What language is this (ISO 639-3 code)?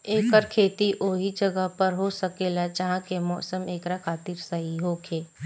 bho